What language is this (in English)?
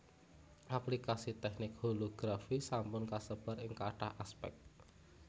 Javanese